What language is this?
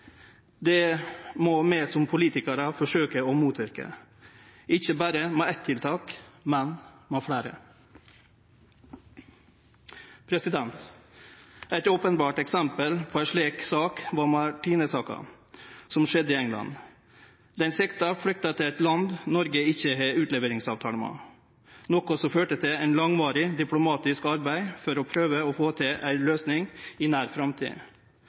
Norwegian Nynorsk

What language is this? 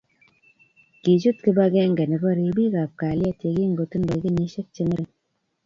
Kalenjin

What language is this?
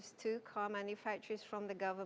Indonesian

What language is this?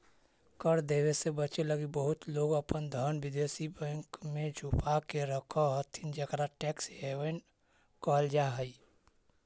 Magahi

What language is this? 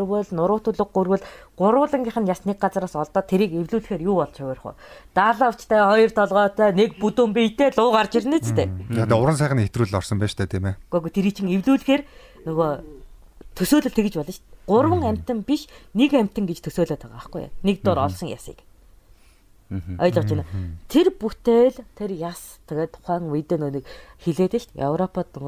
Korean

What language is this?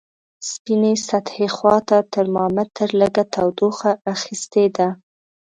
Pashto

